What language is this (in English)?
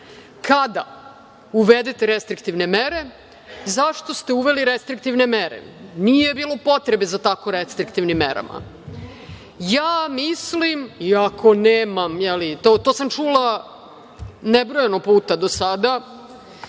Serbian